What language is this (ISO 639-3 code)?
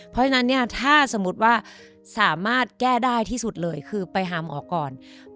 tha